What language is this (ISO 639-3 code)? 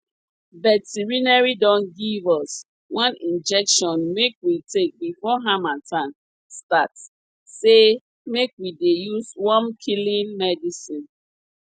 pcm